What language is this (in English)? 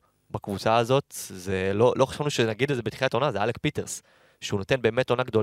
Hebrew